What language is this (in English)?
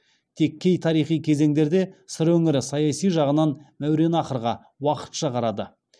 Kazakh